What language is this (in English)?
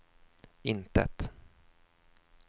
Swedish